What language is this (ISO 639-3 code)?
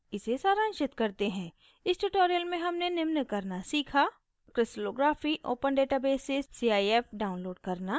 hin